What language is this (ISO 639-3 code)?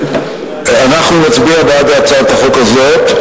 heb